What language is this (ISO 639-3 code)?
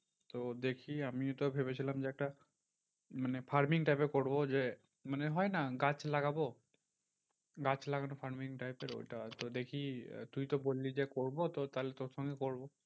ben